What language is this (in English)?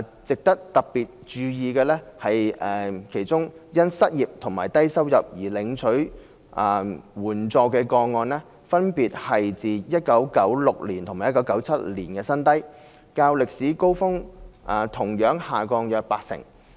Cantonese